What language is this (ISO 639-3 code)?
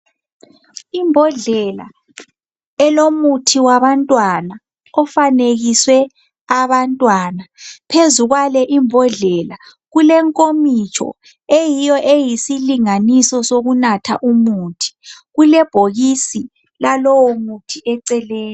nde